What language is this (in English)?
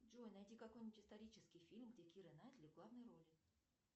Russian